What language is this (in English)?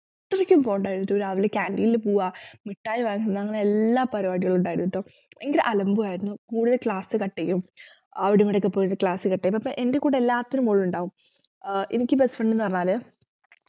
Malayalam